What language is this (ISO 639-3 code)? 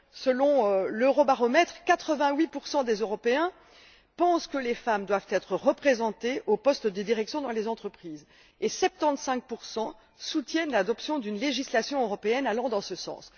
fra